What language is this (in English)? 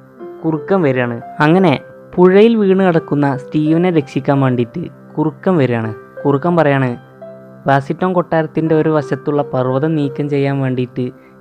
Malayalam